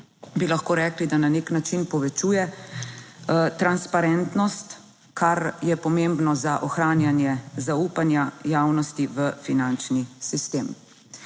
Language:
Slovenian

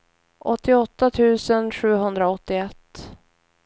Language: Swedish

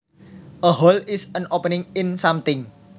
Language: Javanese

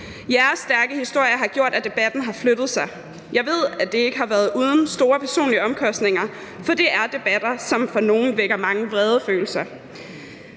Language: Danish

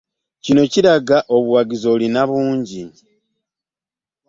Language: Ganda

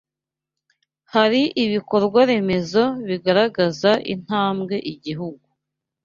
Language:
Kinyarwanda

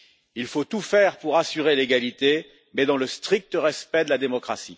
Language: French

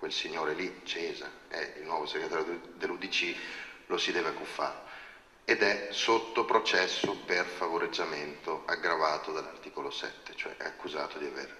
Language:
Italian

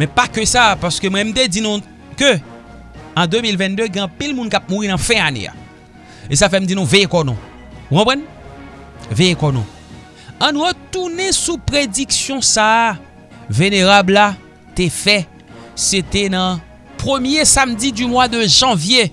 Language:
French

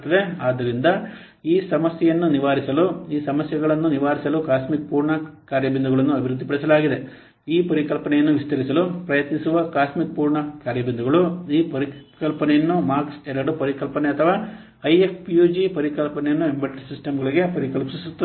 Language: Kannada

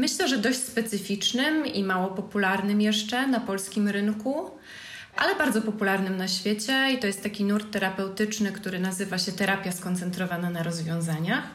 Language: Polish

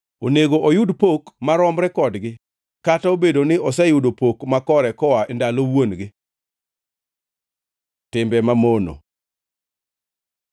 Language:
Luo (Kenya and Tanzania)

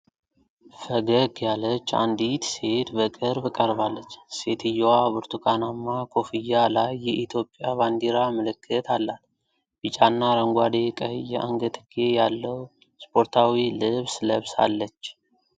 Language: Amharic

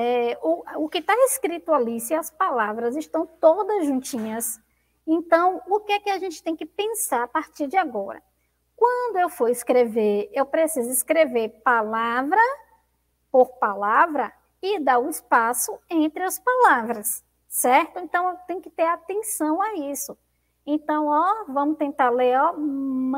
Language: Portuguese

